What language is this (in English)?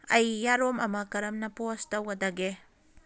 Manipuri